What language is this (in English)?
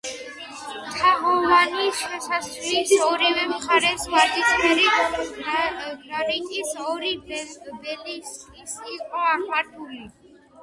Georgian